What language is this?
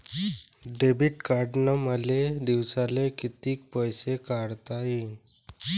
Marathi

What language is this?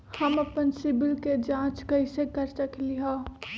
Magahi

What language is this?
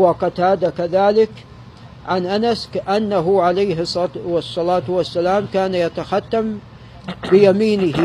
Arabic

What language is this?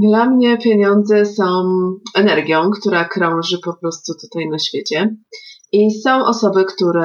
Polish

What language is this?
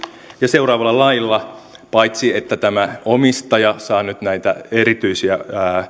Finnish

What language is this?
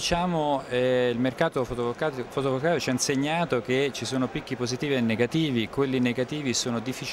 Italian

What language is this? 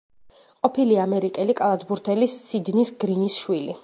Georgian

